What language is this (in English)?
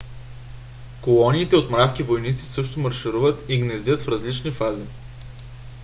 Bulgarian